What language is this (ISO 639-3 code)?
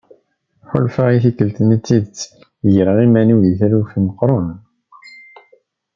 kab